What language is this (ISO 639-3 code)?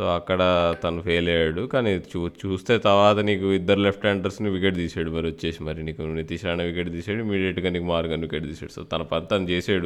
tel